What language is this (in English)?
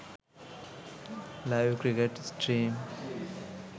Sinhala